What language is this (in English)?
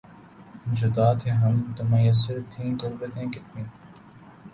Urdu